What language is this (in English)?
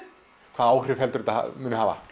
Icelandic